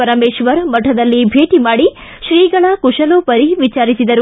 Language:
Kannada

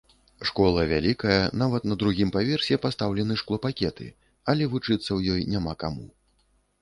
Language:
Belarusian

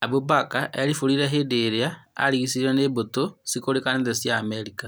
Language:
Kikuyu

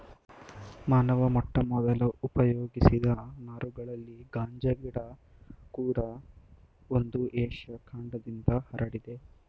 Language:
Kannada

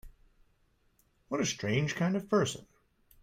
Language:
English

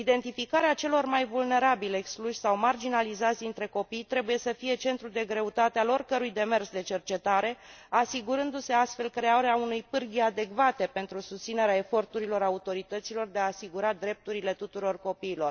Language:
Romanian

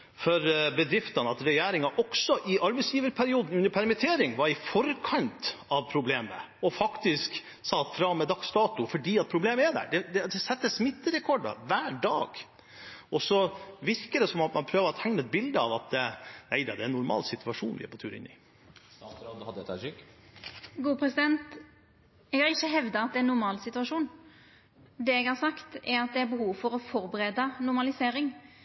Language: Norwegian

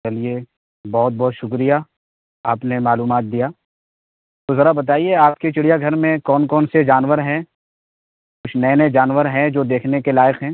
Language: Urdu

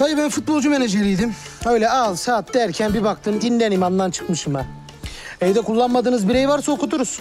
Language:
Turkish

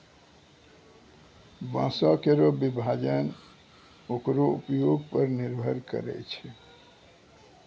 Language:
Maithili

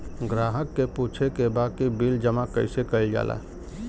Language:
Bhojpuri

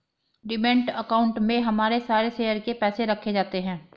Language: Hindi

